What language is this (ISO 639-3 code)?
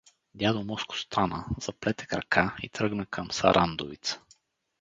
bul